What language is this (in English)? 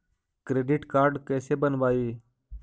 Magahi